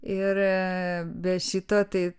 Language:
Lithuanian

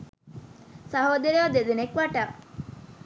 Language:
Sinhala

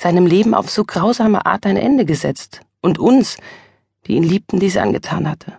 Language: German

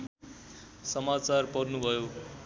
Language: Nepali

